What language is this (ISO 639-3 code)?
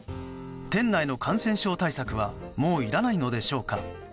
jpn